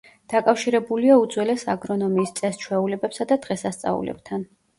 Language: Georgian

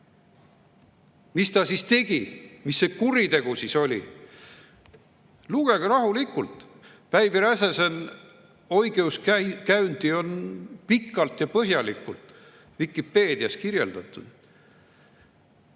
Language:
Estonian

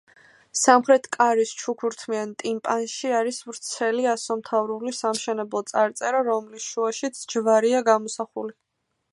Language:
Georgian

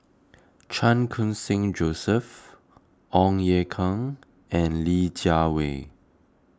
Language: English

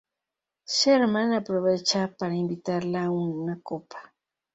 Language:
Spanish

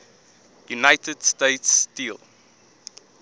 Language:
English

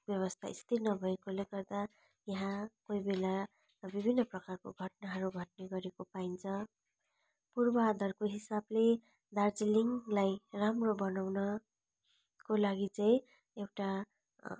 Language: Nepali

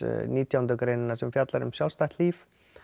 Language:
Icelandic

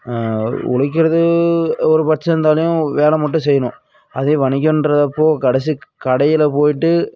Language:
Tamil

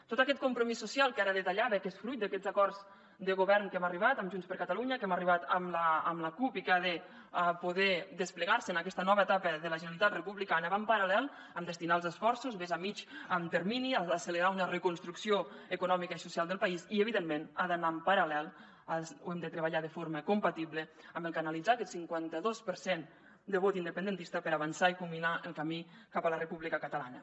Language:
Catalan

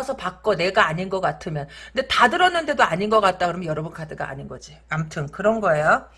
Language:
Korean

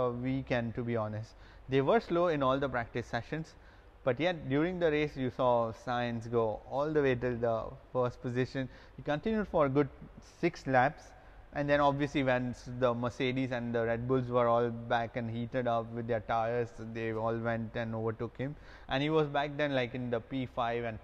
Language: English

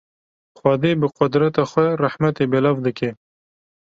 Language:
Kurdish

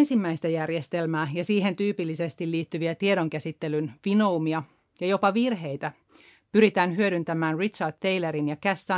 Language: Finnish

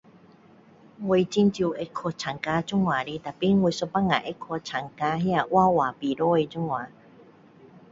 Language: Min Dong Chinese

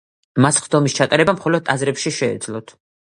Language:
Georgian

